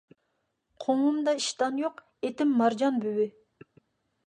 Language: Uyghur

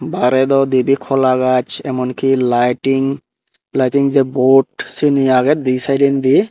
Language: Chakma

